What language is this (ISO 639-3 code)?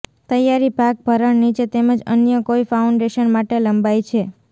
guj